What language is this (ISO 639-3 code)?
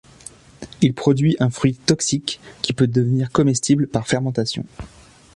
fra